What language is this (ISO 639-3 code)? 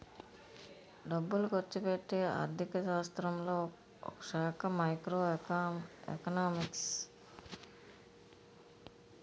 tel